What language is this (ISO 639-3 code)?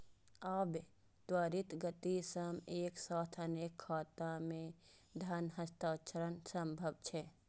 mai